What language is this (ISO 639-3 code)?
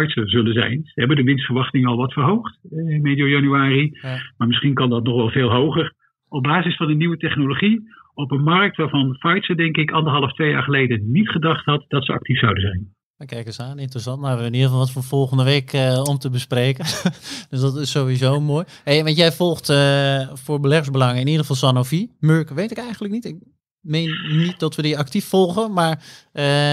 nld